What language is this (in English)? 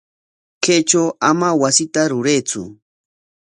Corongo Ancash Quechua